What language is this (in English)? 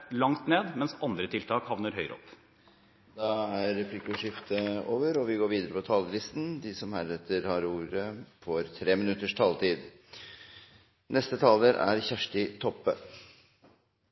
Norwegian Bokmål